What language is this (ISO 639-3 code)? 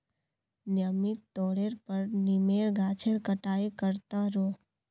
mag